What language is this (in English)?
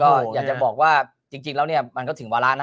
Thai